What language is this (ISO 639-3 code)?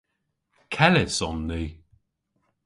cor